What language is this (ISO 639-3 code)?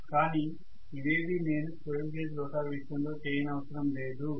tel